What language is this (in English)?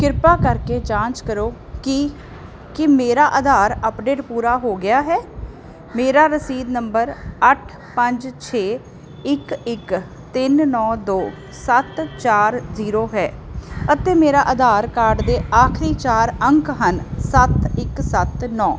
Punjabi